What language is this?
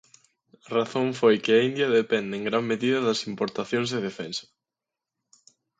Galician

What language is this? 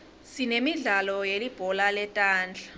Swati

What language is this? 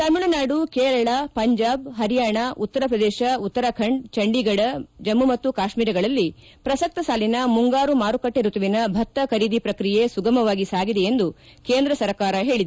Kannada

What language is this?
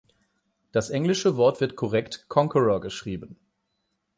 German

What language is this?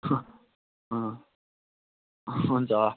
Nepali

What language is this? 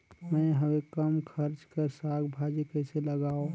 Chhattisgarhi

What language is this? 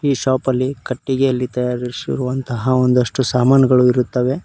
Kannada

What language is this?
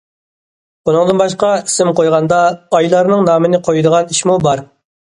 Uyghur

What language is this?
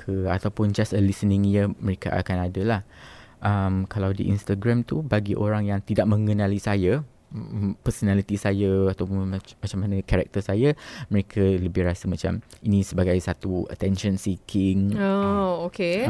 Malay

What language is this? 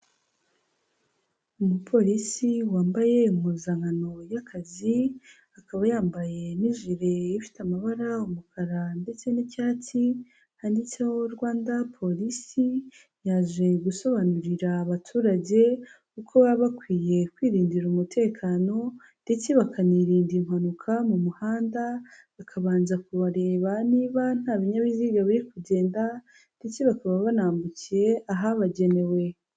Kinyarwanda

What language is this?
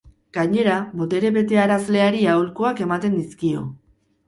Basque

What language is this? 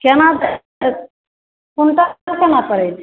Maithili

